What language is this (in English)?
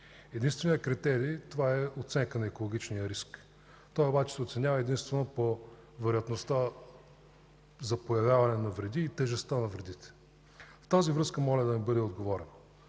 Bulgarian